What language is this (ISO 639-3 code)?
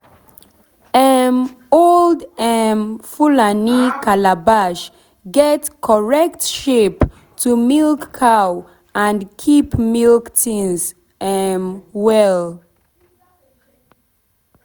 pcm